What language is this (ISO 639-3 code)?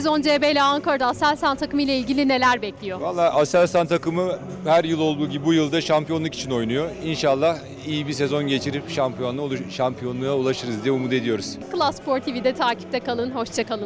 tur